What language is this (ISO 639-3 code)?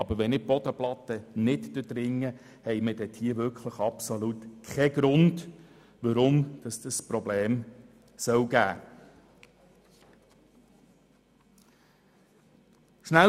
gsw